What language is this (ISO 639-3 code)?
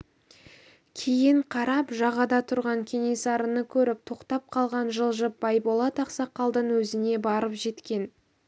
kaz